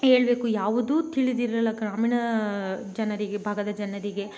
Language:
Kannada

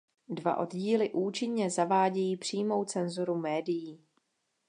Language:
Czech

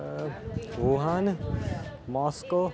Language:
Punjabi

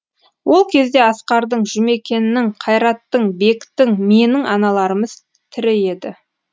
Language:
Kazakh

